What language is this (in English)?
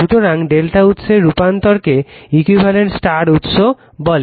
Bangla